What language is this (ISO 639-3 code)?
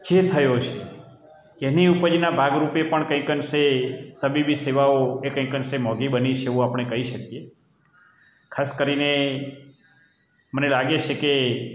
guj